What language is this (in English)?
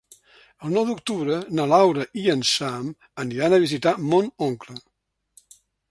Catalan